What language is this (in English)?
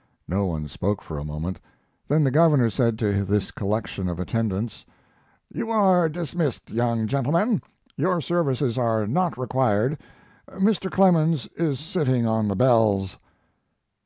English